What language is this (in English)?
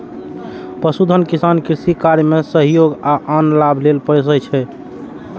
Maithili